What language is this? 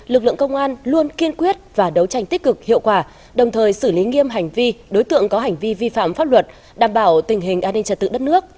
Vietnamese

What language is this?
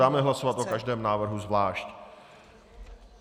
Czech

